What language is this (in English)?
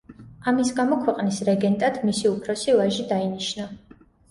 Georgian